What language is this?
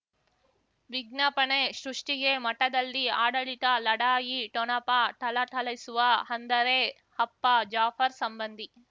Kannada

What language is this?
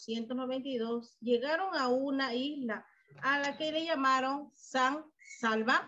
Spanish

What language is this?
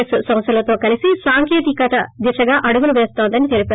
Telugu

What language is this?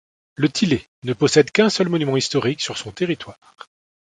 French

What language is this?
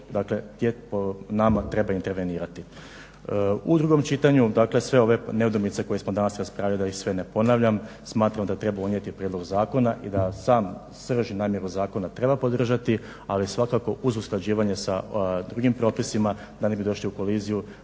Croatian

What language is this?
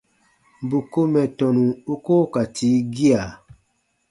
Baatonum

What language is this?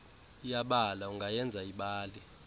Xhosa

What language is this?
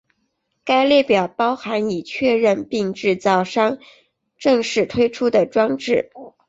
Chinese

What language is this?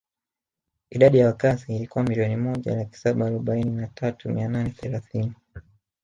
Swahili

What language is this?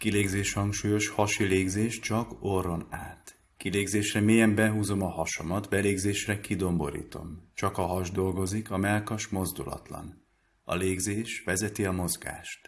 Hungarian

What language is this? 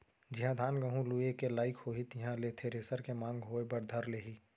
Chhattisgarhi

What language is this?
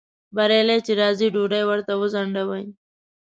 Pashto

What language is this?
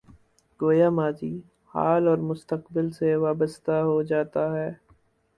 Urdu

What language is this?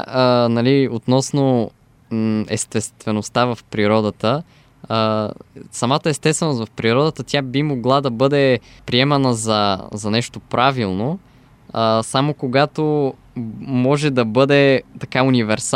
Bulgarian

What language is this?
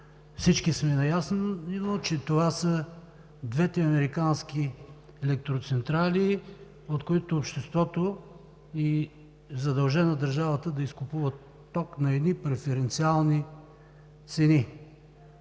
Bulgarian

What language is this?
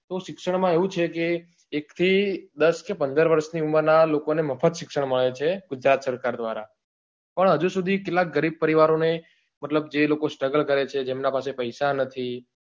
Gujarati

